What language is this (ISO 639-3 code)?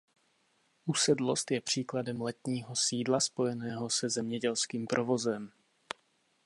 ces